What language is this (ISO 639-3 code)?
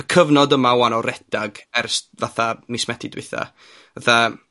cym